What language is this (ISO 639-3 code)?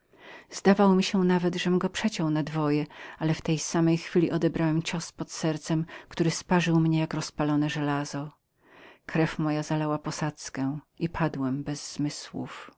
pol